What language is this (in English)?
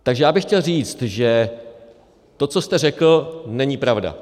Czech